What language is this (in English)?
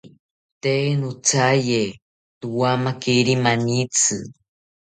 South Ucayali Ashéninka